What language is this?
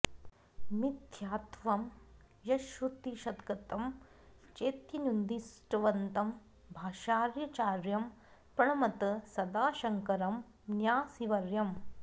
Sanskrit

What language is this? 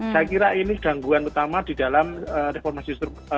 Indonesian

